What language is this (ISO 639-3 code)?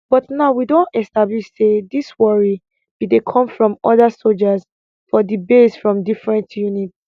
pcm